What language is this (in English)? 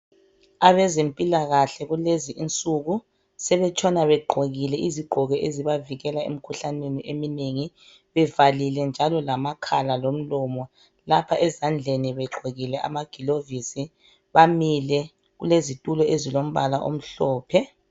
North Ndebele